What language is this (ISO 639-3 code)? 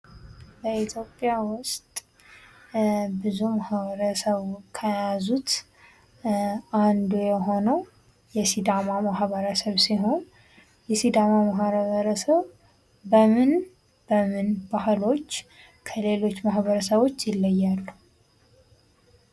amh